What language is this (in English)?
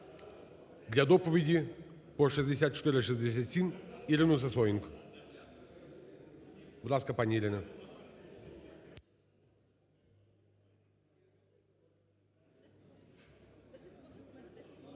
Ukrainian